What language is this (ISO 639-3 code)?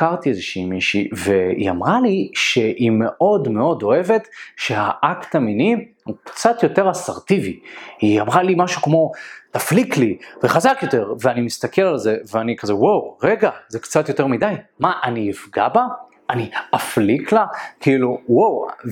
heb